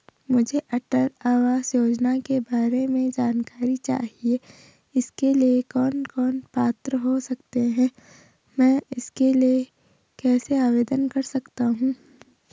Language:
Hindi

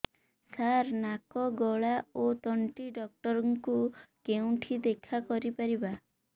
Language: Odia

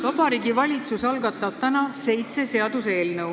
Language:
Estonian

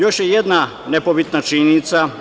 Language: Serbian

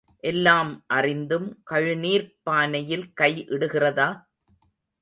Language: Tamil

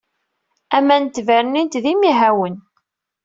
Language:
Kabyle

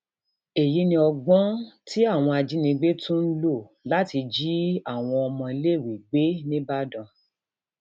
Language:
Yoruba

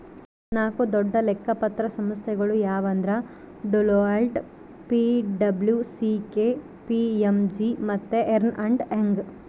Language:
Kannada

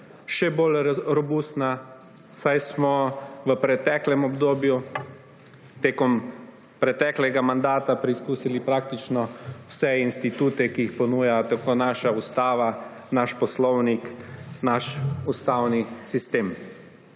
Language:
Slovenian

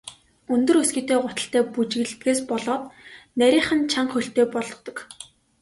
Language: Mongolian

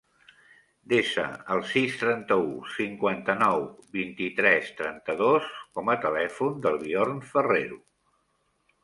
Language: Catalan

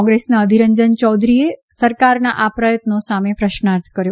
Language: Gujarati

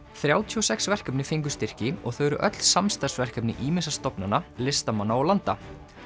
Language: Icelandic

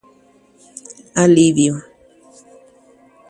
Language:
Guarani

